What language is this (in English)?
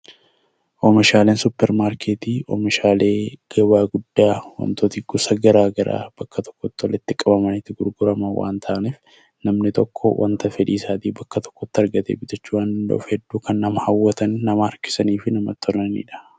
Oromo